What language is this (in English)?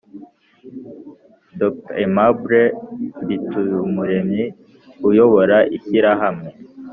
Kinyarwanda